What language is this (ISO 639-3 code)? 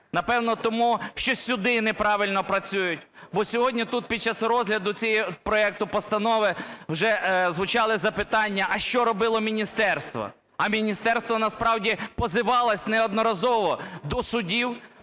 ukr